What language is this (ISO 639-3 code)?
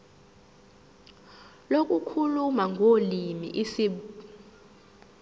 zul